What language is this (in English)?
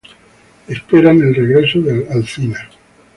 Spanish